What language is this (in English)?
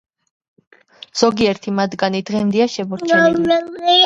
Georgian